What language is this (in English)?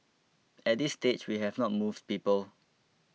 English